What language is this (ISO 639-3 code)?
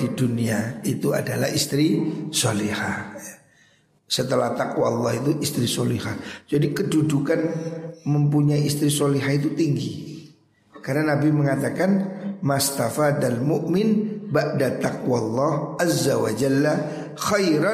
ind